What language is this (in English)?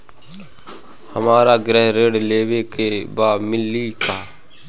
Bhojpuri